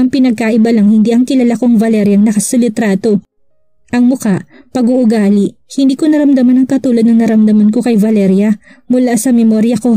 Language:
Filipino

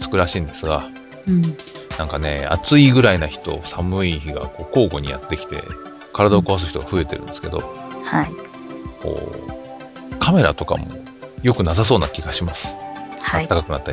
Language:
Japanese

